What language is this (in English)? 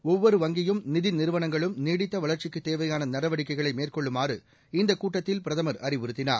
Tamil